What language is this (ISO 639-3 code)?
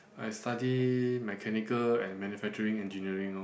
eng